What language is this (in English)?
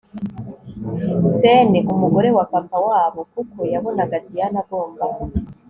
Kinyarwanda